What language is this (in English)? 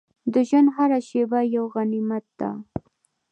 Pashto